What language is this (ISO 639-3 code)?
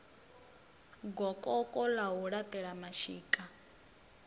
ven